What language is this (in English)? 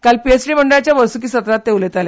Konkani